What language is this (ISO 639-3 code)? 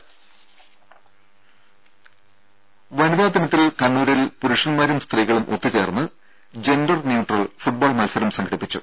mal